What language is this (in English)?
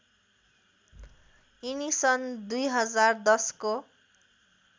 Nepali